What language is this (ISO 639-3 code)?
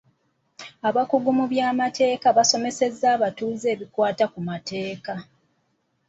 lug